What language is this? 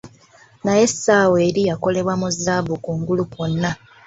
Ganda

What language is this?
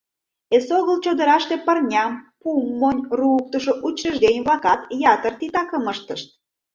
Mari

